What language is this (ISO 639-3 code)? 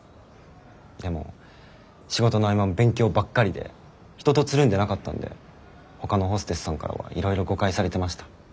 jpn